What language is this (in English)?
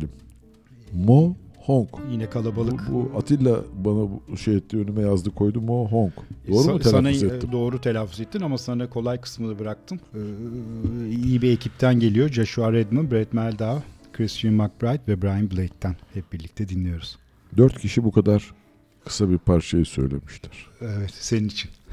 Turkish